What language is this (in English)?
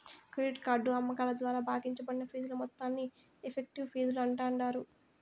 Telugu